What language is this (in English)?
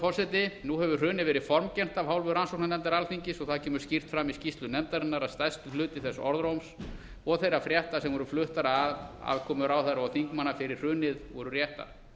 Icelandic